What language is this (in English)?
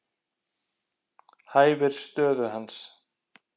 Icelandic